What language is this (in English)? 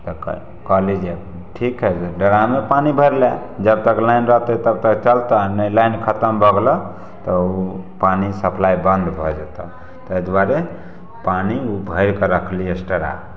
Maithili